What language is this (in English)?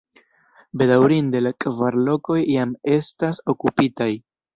Esperanto